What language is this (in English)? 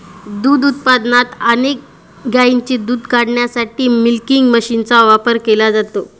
Marathi